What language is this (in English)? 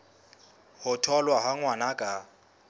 Southern Sotho